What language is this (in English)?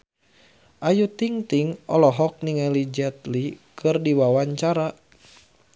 Sundanese